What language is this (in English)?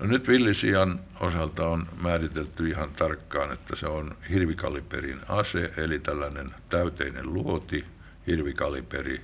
Finnish